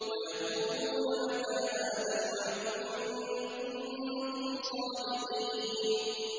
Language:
Arabic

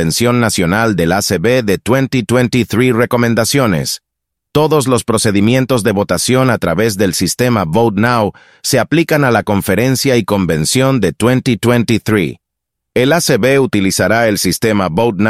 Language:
Spanish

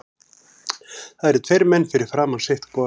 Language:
Icelandic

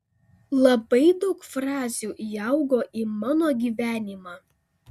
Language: Lithuanian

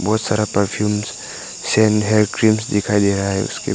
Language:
Hindi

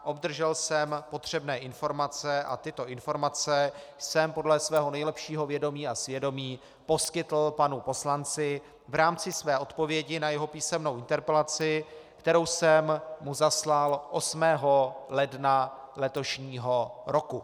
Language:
Czech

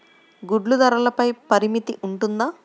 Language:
Telugu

